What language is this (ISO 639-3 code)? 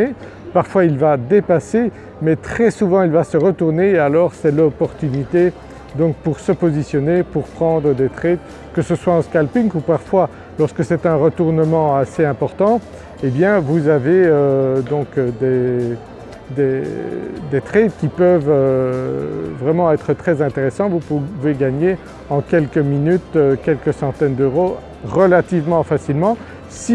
fra